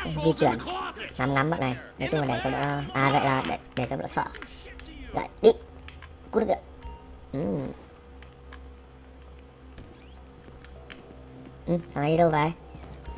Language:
Vietnamese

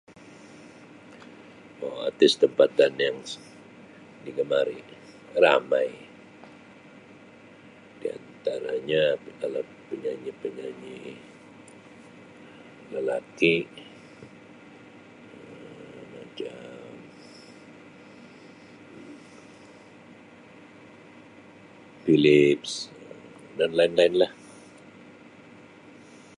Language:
Sabah Malay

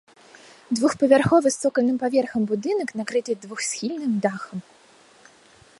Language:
Belarusian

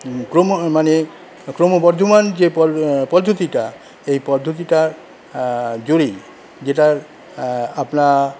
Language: Bangla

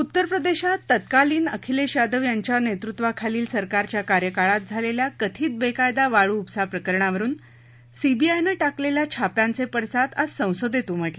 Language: Marathi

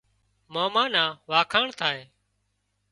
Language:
Wadiyara Koli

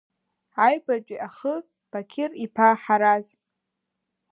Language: Abkhazian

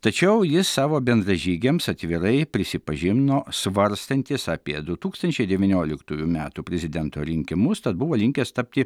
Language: Lithuanian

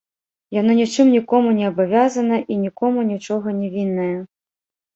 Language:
Belarusian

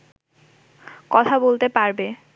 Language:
Bangla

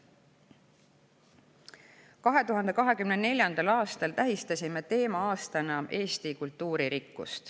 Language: Estonian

